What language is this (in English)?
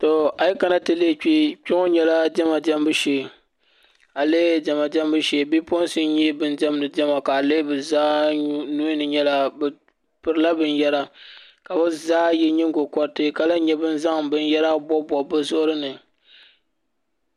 Dagbani